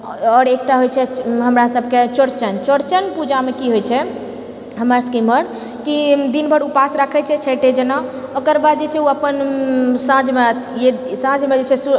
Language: Maithili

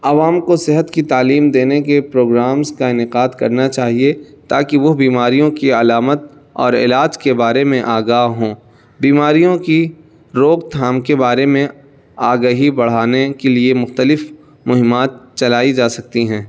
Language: Urdu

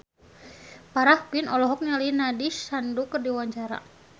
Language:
Sundanese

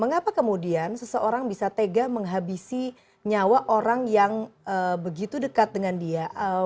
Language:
Indonesian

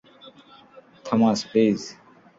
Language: Bangla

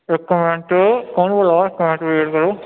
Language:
Dogri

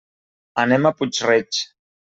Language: Catalan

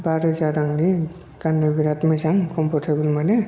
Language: Bodo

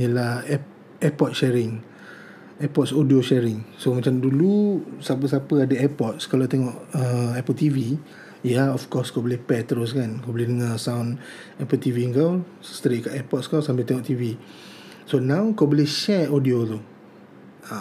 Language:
Malay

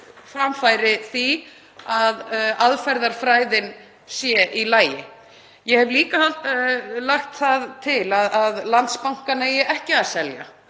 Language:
Icelandic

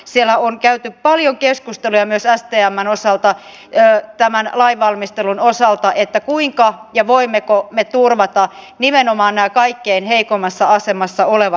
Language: Finnish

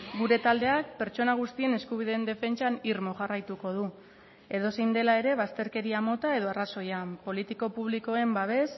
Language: Basque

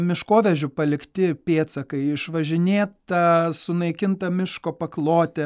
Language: Lithuanian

